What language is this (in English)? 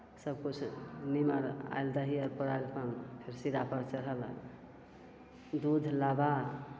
Maithili